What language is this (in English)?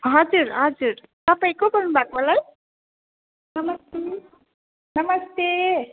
Nepali